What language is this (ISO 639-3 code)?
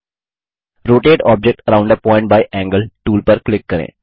hin